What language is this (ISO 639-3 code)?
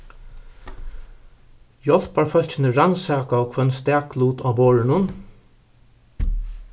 fao